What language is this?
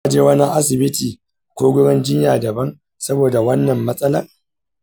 Hausa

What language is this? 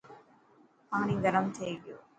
Dhatki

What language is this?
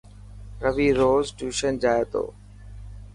Dhatki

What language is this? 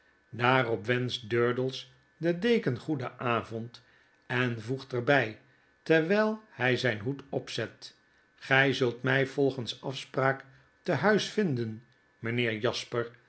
Dutch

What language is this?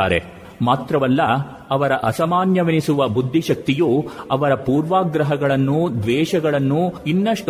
Kannada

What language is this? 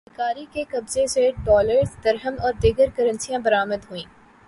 Urdu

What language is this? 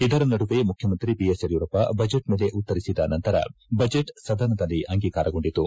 Kannada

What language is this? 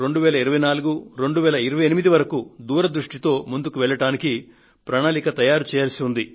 Telugu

